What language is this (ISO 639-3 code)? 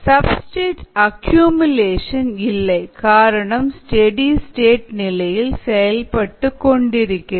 tam